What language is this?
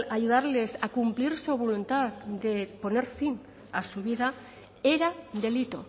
Spanish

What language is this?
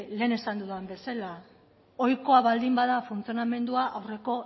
Basque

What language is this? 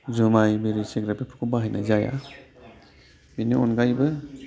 Bodo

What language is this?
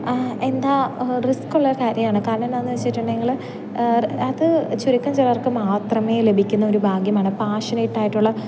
Malayalam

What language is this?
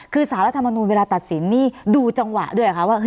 Thai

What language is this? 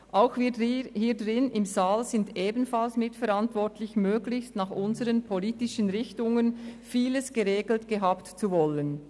Swiss German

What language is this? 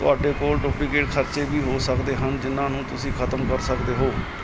Punjabi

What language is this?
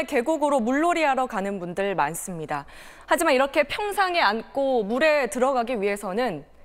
Korean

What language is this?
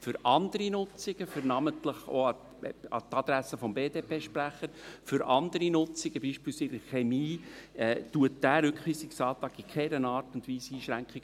Swiss German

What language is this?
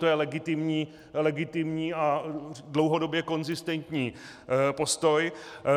Czech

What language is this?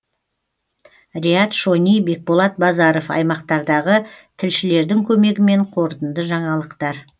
Kazakh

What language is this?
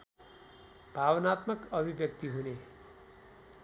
Nepali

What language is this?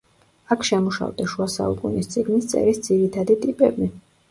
Georgian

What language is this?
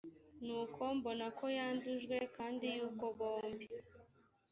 Kinyarwanda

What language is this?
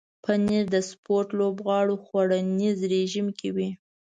Pashto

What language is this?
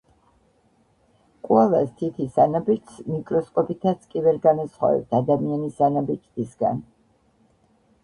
Georgian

